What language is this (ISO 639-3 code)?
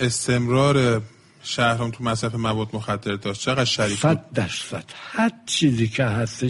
fas